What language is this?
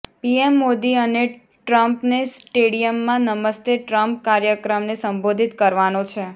Gujarati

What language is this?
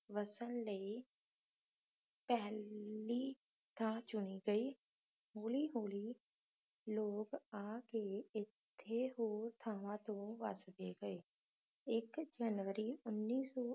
Punjabi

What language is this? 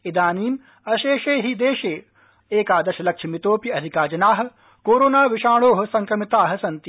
Sanskrit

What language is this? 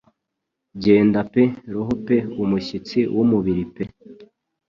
Kinyarwanda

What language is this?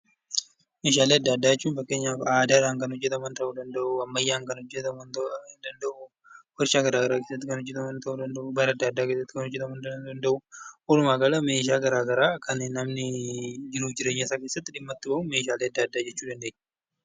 Oromo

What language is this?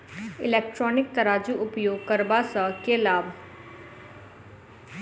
Maithili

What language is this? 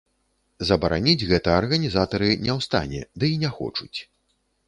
Belarusian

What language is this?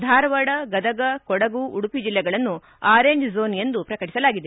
Kannada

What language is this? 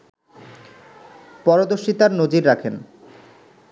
Bangla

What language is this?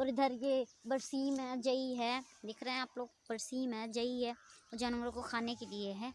Hindi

